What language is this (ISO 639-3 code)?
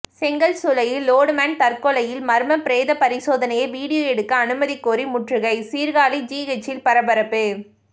tam